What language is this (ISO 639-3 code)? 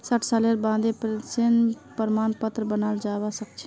mag